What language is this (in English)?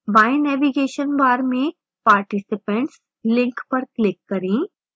Hindi